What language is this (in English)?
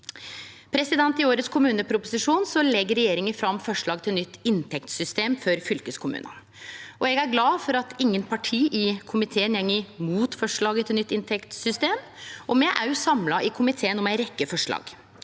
Norwegian